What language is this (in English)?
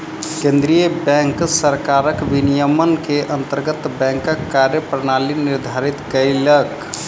Maithili